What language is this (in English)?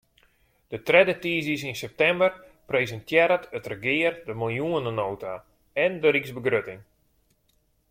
Western Frisian